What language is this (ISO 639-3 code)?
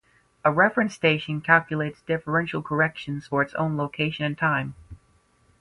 eng